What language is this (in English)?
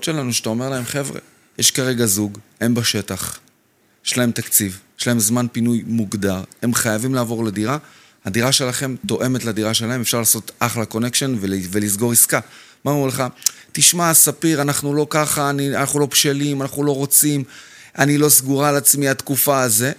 Hebrew